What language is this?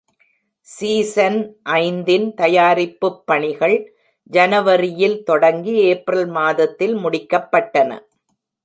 Tamil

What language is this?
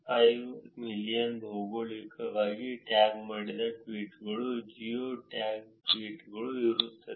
Kannada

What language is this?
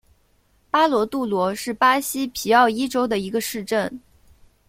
Chinese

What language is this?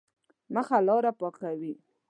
Pashto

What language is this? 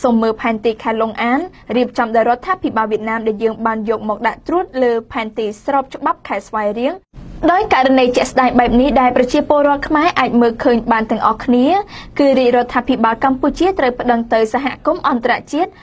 Vietnamese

